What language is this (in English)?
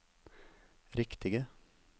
Norwegian